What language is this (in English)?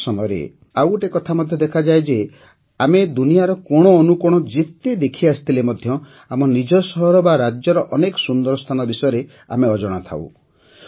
Odia